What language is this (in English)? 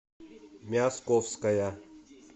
Russian